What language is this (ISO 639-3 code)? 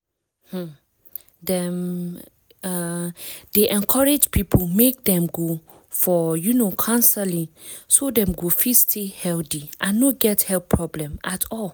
pcm